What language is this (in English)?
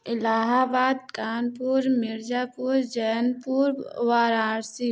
Hindi